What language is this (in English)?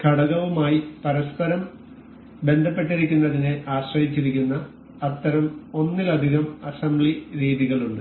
Malayalam